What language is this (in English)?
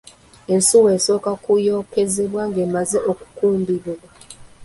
Ganda